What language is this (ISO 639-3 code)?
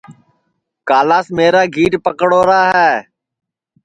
ssi